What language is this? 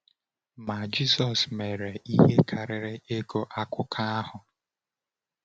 Igbo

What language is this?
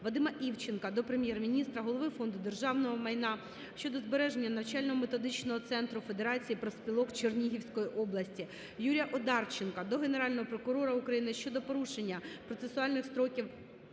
Ukrainian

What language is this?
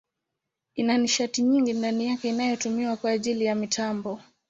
Swahili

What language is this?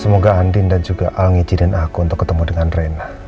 Indonesian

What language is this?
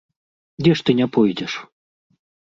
Belarusian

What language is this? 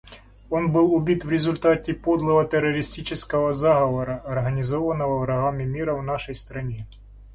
Russian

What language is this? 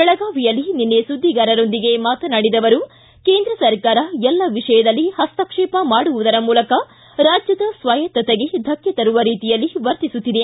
Kannada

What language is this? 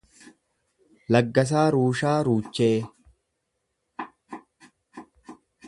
Oromo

